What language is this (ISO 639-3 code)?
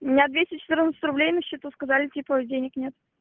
rus